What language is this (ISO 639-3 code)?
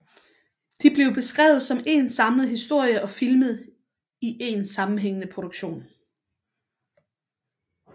dan